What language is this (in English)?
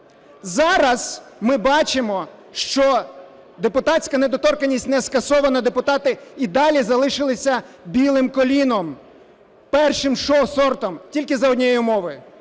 Ukrainian